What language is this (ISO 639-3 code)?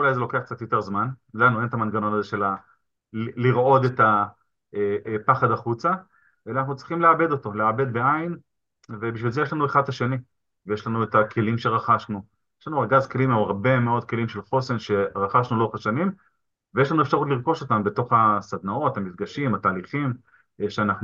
heb